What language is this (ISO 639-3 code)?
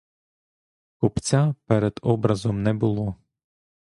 ukr